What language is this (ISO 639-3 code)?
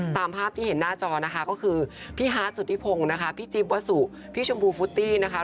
tha